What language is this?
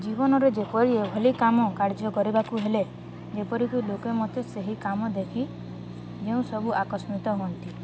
Odia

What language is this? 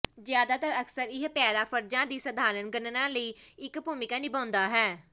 Punjabi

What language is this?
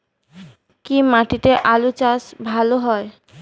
Bangla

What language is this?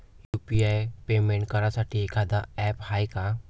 Marathi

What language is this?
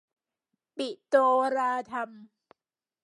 Thai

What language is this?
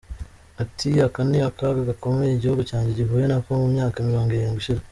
Kinyarwanda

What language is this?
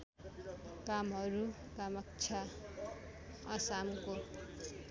Nepali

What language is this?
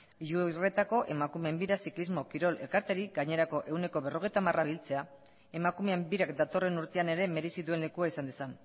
Basque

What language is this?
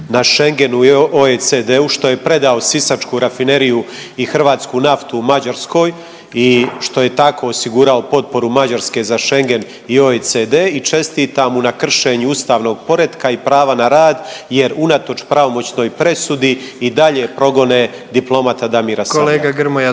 Croatian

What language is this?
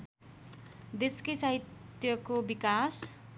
Nepali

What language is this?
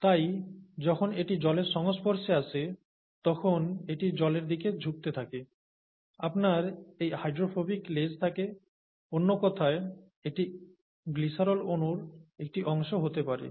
Bangla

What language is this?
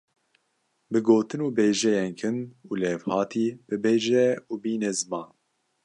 Kurdish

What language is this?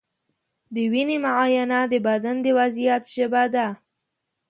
Pashto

